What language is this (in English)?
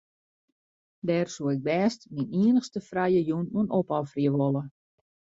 Western Frisian